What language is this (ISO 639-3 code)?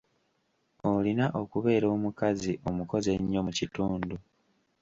lug